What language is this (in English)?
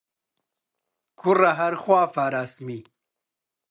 Central Kurdish